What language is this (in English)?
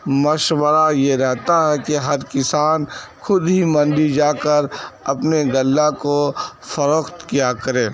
Urdu